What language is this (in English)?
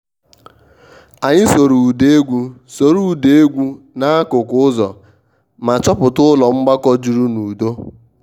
Igbo